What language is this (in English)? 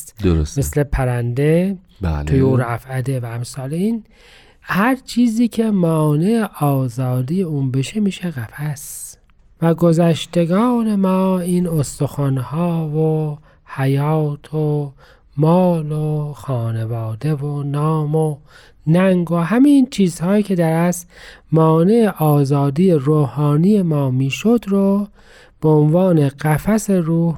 Persian